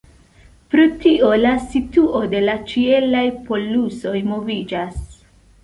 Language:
Esperanto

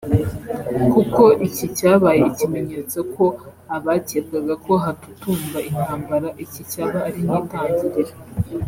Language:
Kinyarwanda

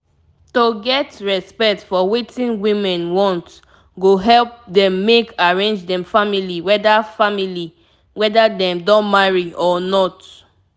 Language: Nigerian Pidgin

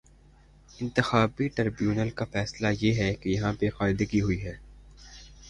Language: Urdu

